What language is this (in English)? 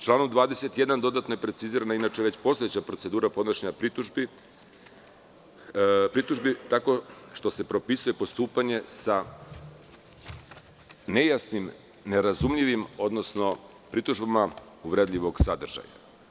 Serbian